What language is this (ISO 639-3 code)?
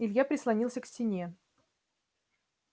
rus